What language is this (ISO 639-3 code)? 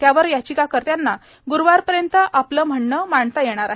mar